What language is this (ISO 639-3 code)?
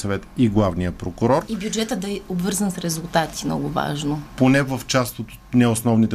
bul